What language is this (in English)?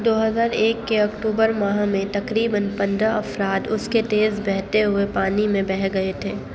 Urdu